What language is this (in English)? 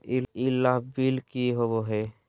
Magahi